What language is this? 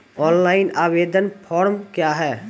Maithili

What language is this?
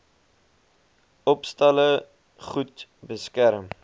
Afrikaans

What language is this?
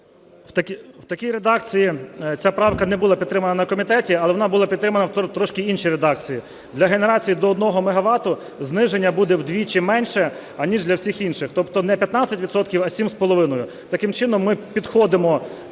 Ukrainian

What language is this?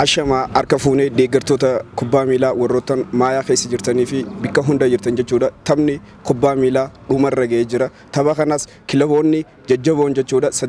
Arabic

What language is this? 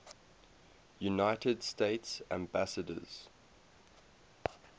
English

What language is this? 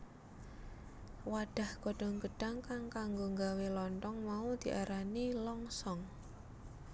Javanese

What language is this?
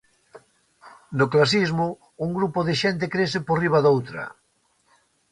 Galician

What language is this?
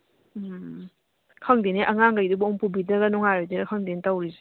Manipuri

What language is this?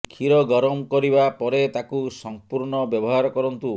Odia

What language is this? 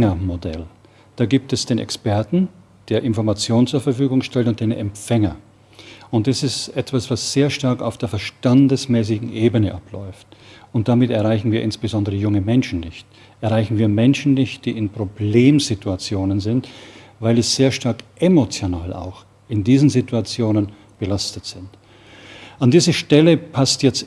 German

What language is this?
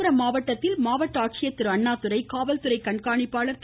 Tamil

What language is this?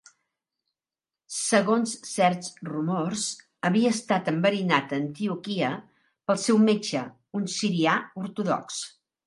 Catalan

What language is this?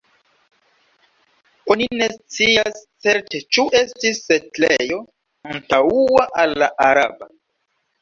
Esperanto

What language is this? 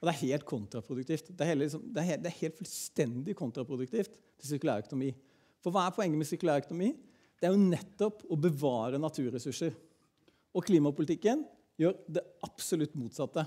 Norwegian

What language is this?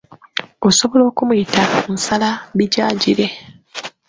Ganda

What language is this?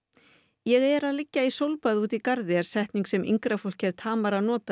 Icelandic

